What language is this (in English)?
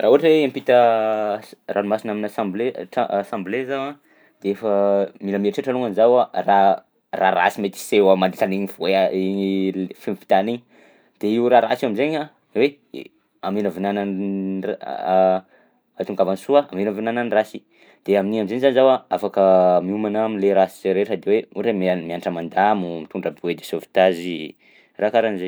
Southern Betsimisaraka Malagasy